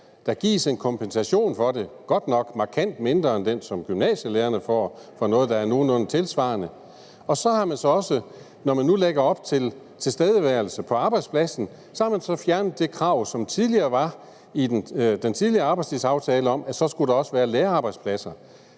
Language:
Danish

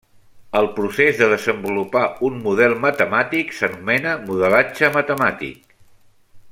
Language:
Catalan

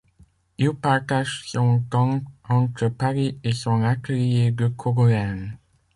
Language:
French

